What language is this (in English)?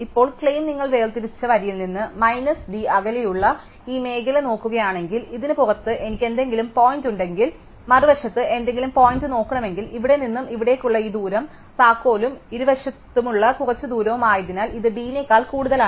Malayalam